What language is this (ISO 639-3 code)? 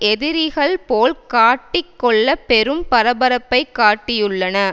tam